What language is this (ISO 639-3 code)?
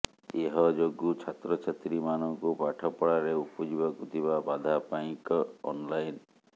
ori